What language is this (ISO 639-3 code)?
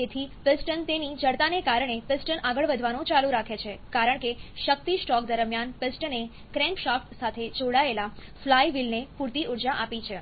guj